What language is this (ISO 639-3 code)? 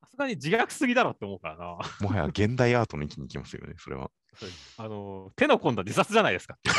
jpn